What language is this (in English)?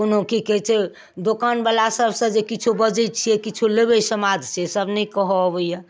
Maithili